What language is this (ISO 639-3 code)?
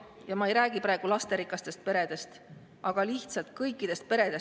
est